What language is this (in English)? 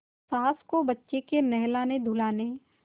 Hindi